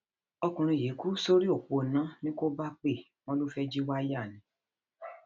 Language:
Yoruba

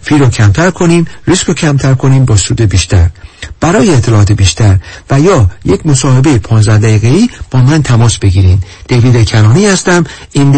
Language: Persian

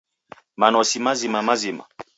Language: Taita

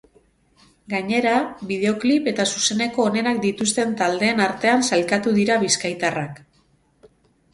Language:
Basque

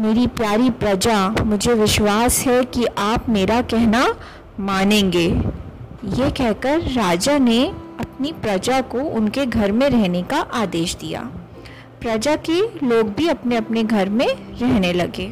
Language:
Hindi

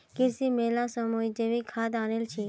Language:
Magahi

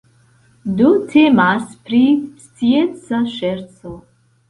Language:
Esperanto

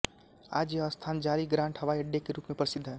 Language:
Hindi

